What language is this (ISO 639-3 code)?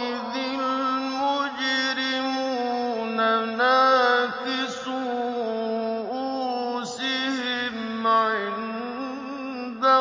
ara